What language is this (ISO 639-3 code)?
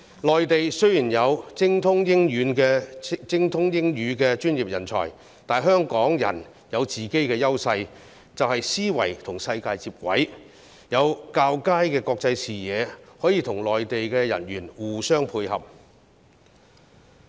yue